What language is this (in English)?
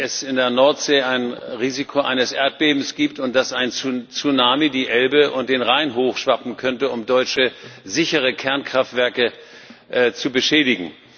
German